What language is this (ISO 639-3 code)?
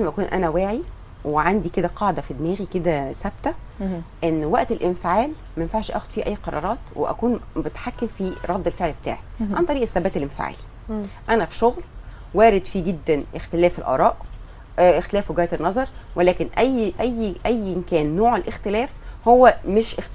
ara